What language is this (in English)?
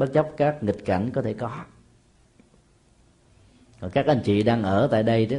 Vietnamese